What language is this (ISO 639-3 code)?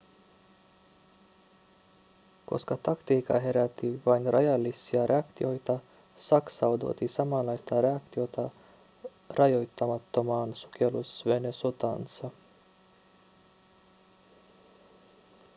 fin